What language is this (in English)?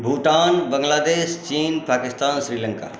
Maithili